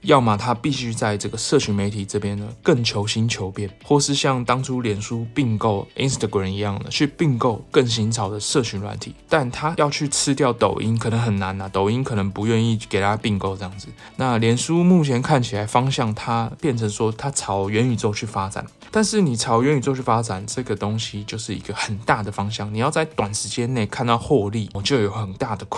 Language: Chinese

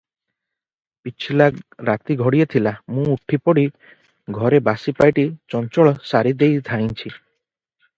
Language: Odia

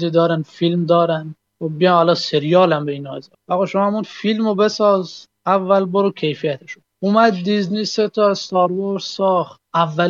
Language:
Persian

